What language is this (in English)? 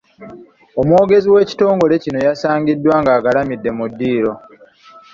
Ganda